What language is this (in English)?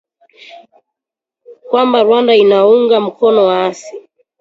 Swahili